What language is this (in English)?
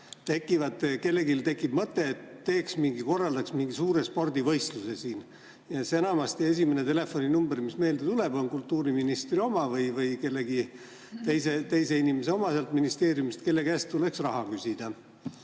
Estonian